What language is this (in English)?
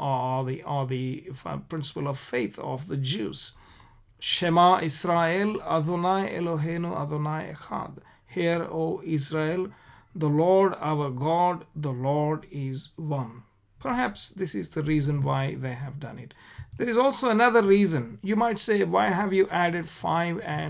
English